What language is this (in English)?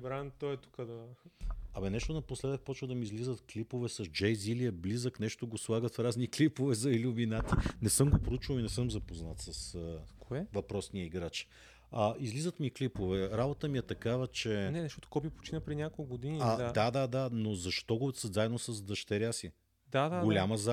Bulgarian